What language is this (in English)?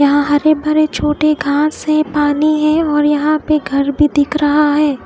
Hindi